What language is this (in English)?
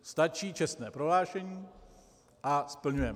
Czech